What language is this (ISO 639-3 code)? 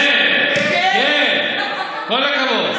heb